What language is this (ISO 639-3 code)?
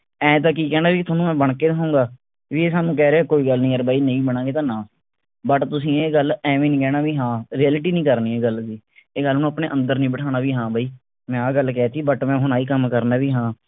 pan